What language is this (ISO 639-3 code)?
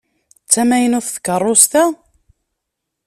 kab